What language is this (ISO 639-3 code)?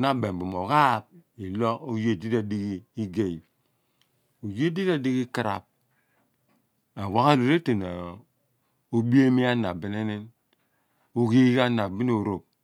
abn